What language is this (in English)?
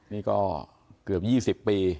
Thai